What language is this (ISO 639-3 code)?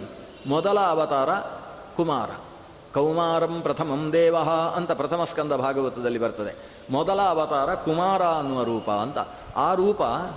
kan